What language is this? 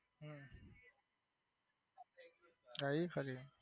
Gujarati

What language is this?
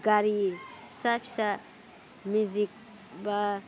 Bodo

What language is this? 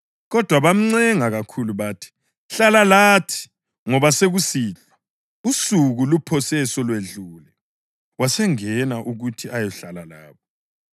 North Ndebele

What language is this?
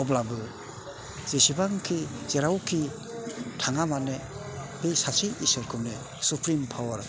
Bodo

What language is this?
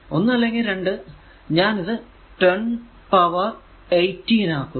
Malayalam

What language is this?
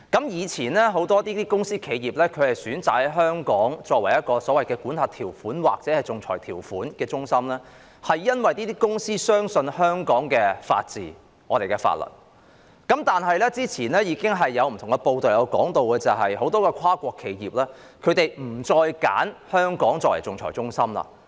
Cantonese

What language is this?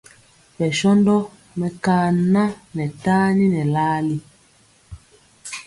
Mpiemo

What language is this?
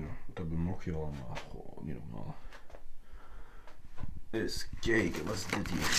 Dutch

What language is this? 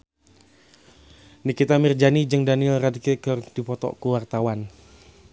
Sundanese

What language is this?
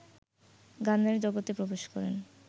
Bangla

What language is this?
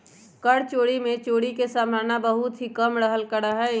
Magahi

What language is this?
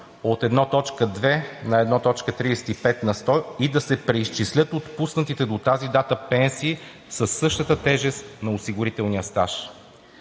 Bulgarian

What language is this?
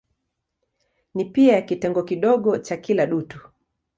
Swahili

